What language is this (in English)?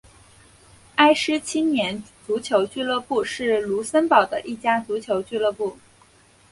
Chinese